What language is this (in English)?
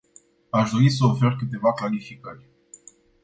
Romanian